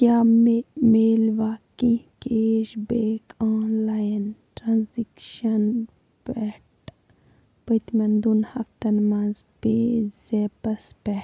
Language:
Kashmiri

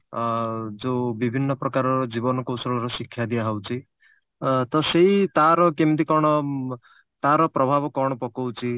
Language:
Odia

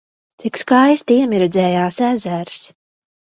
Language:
Latvian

